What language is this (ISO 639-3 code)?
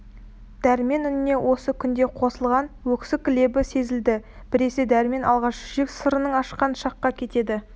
kaz